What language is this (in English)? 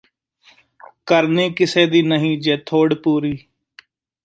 Punjabi